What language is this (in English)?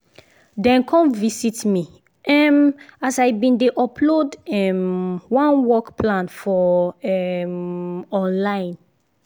Nigerian Pidgin